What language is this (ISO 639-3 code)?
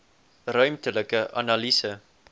afr